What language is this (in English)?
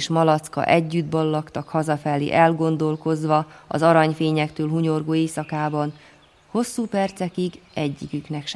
Hungarian